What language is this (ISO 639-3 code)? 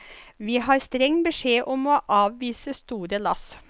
nor